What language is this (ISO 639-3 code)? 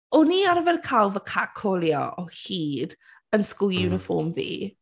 cym